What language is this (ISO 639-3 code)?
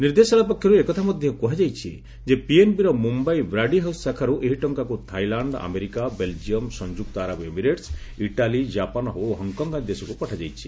ori